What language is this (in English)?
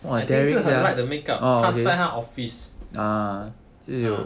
English